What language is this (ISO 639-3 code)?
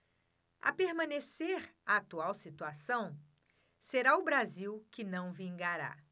por